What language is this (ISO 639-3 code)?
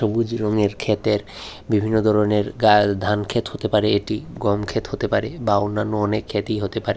ben